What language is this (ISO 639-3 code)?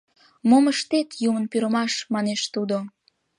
chm